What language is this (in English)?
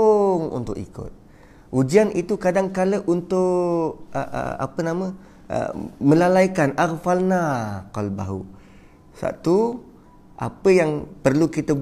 Malay